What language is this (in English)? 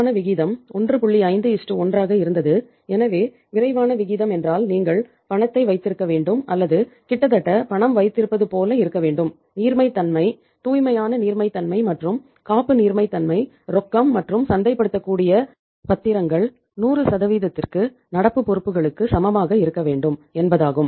Tamil